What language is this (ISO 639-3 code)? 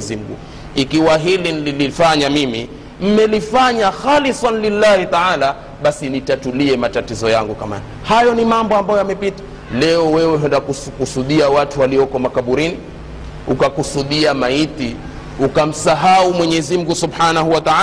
swa